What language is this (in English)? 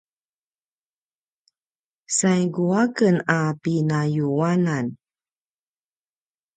Paiwan